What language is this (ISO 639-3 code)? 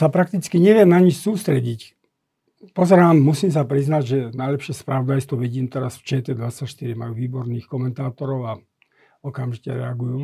slk